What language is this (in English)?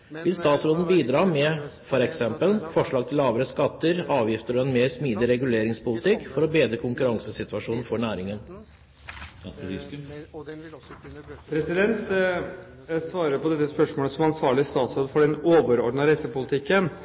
Norwegian Bokmål